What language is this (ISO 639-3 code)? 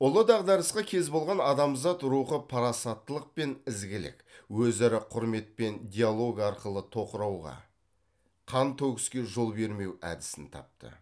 kaz